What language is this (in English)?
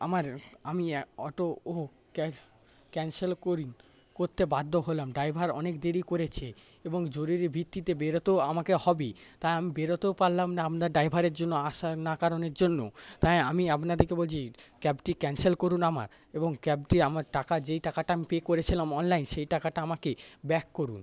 Bangla